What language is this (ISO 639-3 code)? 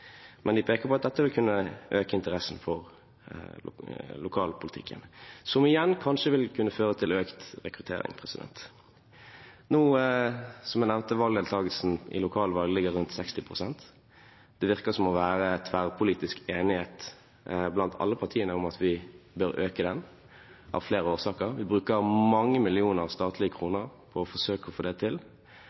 nob